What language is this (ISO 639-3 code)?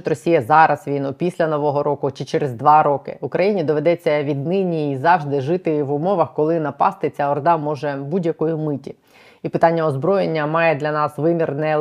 ukr